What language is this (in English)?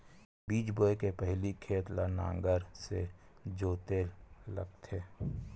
Chhattisgarhi